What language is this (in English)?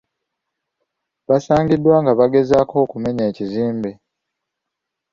Ganda